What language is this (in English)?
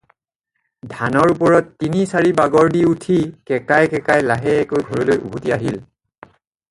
Assamese